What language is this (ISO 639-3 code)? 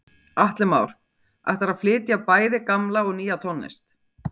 isl